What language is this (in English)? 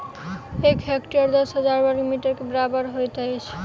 Maithili